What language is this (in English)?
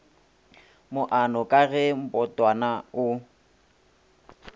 Northern Sotho